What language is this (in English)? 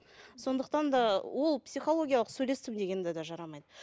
Kazakh